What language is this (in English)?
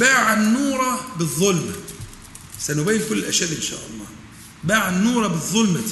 Arabic